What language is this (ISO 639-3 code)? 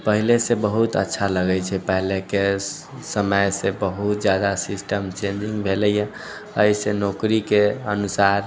mai